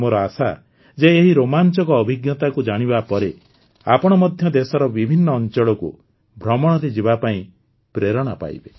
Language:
Odia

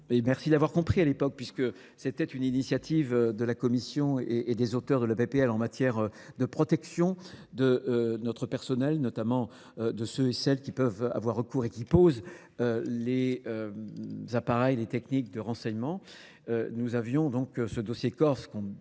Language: French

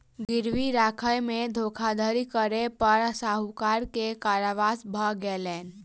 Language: Maithili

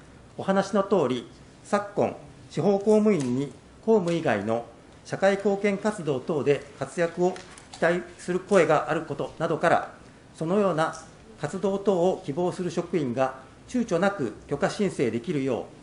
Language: Japanese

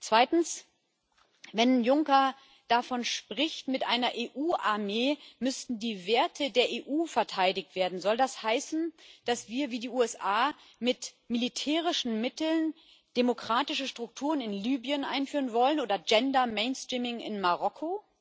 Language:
German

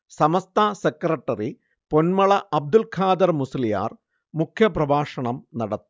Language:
Malayalam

